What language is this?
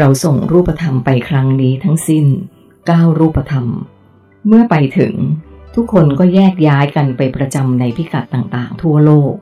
Thai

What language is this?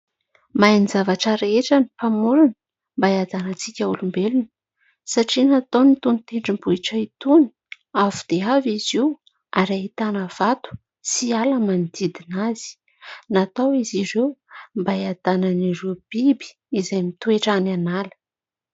Malagasy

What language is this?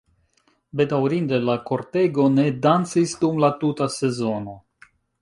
Esperanto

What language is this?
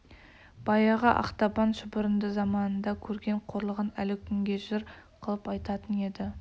Kazakh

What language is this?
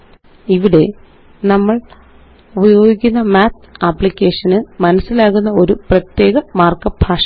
Malayalam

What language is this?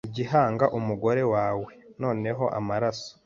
Kinyarwanda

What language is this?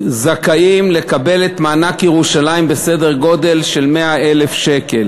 Hebrew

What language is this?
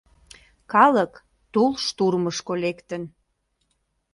Mari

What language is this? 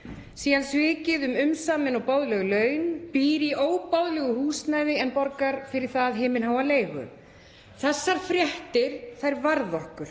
Icelandic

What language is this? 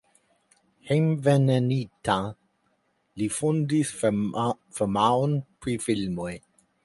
Esperanto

